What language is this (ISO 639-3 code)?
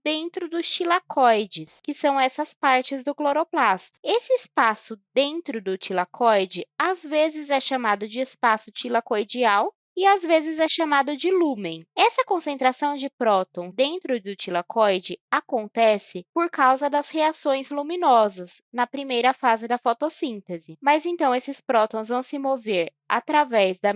por